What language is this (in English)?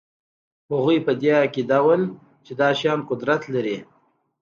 Pashto